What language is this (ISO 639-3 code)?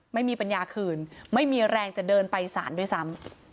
tha